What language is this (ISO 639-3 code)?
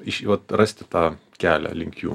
lit